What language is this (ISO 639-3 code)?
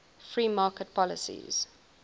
eng